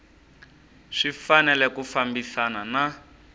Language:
Tsonga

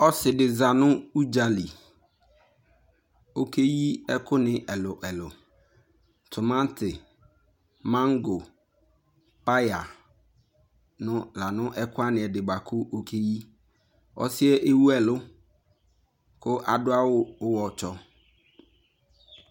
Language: Ikposo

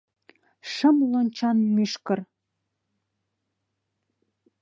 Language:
Mari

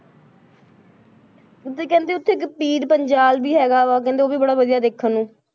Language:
Punjabi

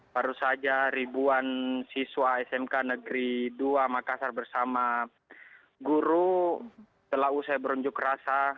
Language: Indonesian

